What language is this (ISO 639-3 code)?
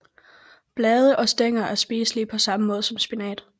dan